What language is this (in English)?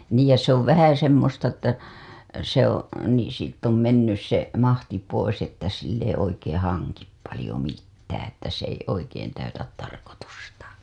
Finnish